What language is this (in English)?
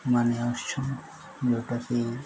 Odia